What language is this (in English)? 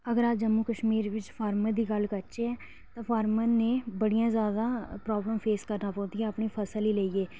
Dogri